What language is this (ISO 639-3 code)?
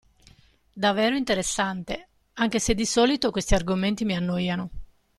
ita